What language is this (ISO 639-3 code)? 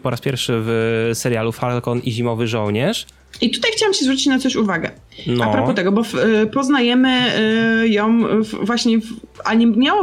pol